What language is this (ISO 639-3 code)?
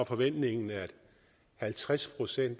dan